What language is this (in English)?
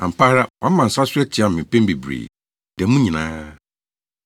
Akan